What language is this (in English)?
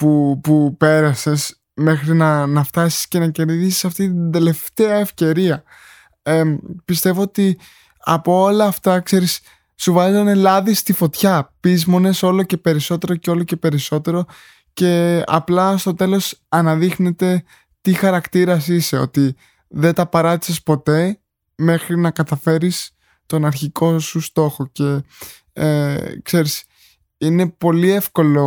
Greek